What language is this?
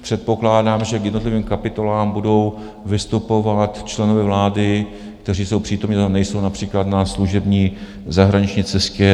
Czech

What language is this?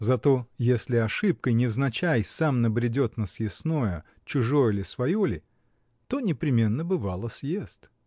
Russian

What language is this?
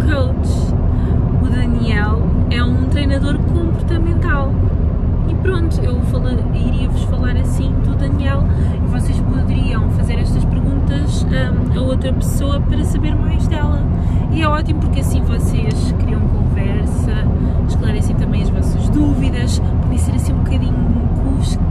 Portuguese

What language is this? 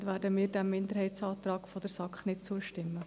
Swiss German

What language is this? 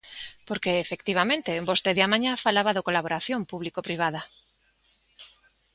Galician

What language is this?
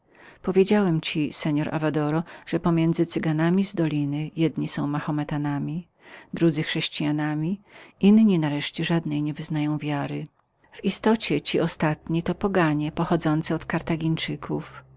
Polish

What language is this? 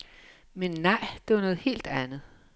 Danish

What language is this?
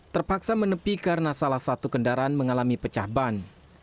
Indonesian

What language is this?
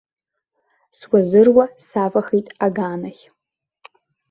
Abkhazian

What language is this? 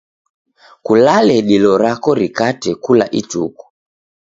Taita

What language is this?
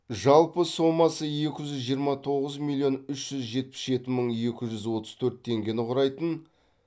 Kazakh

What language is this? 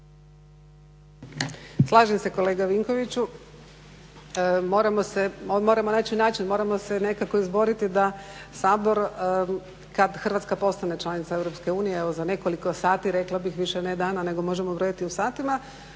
Croatian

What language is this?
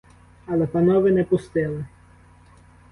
Ukrainian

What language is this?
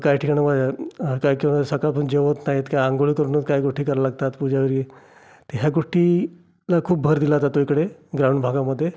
Marathi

